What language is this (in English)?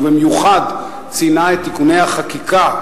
Hebrew